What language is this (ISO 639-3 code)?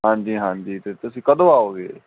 pan